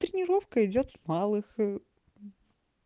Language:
Russian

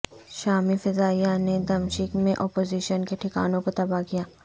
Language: Urdu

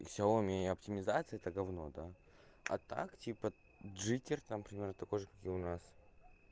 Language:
Russian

